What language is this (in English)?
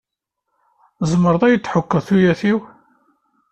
Kabyle